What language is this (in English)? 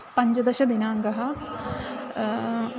Sanskrit